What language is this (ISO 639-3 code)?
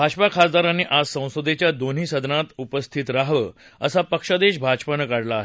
mar